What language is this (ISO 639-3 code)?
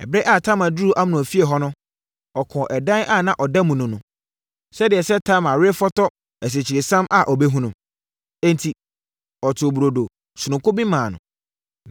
aka